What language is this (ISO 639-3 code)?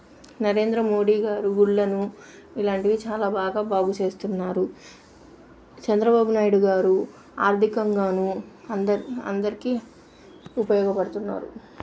tel